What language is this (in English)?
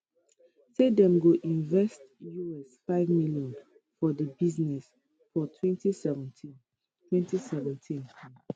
Nigerian Pidgin